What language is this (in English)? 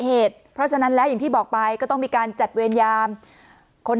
Thai